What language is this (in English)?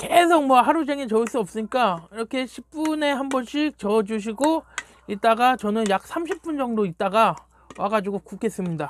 Korean